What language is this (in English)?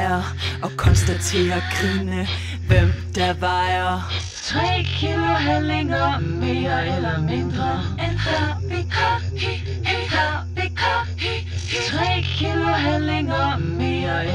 Dutch